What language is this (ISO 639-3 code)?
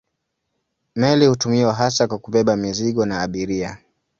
swa